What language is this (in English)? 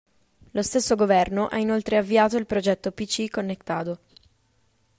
Italian